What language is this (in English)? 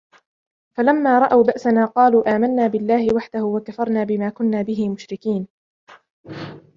Arabic